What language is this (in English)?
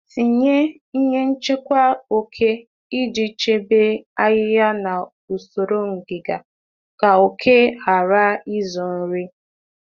Igbo